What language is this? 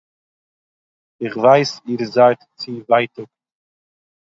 Yiddish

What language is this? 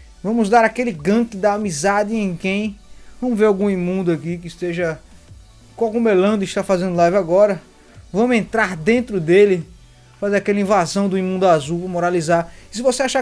Portuguese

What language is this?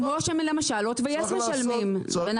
Hebrew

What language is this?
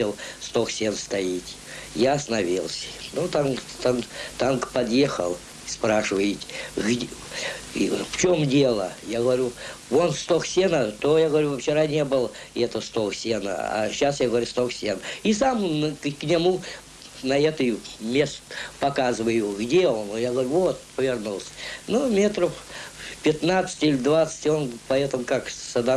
Russian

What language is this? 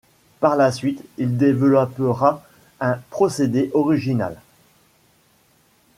French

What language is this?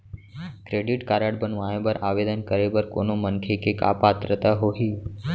Chhattisgarhi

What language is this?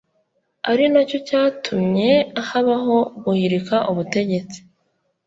Kinyarwanda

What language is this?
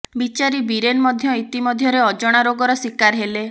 Odia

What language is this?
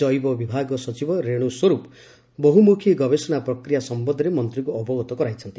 Odia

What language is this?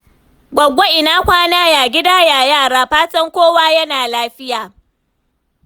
Hausa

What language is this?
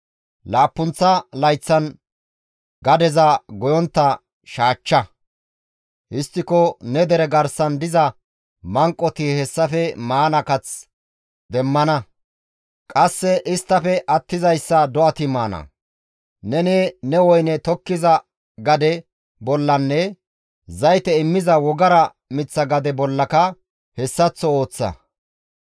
Gamo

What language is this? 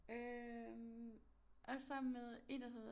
Danish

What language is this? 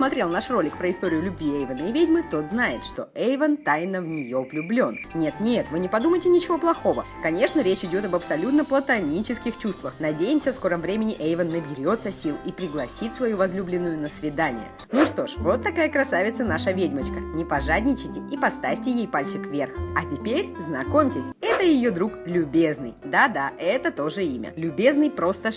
Russian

